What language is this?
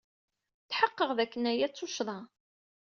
Kabyle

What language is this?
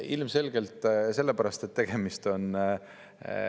Estonian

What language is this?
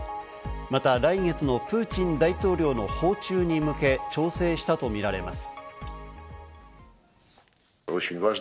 Japanese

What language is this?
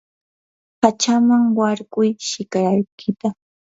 Yanahuanca Pasco Quechua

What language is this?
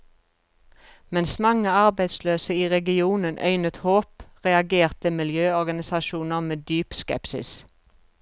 Norwegian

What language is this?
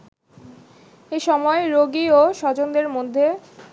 Bangla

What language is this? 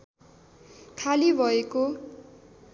Nepali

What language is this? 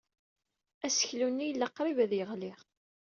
Kabyle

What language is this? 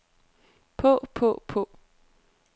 Danish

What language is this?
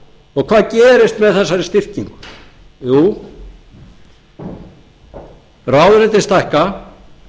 Icelandic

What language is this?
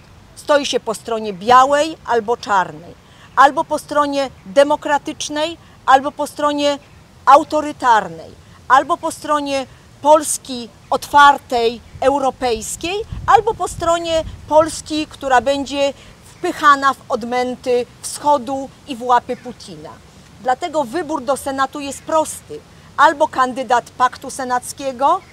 Polish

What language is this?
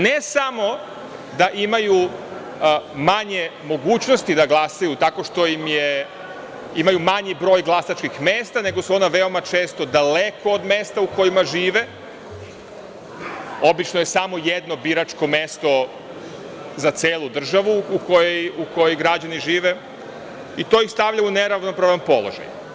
Serbian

